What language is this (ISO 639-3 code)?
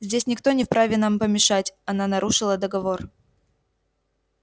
rus